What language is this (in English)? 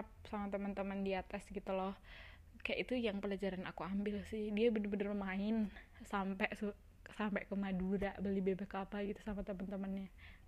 Indonesian